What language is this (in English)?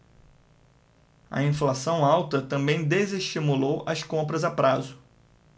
Portuguese